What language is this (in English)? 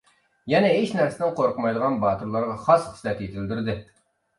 Uyghur